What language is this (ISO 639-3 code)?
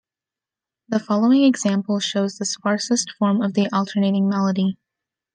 eng